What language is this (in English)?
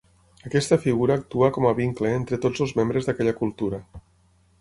Catalan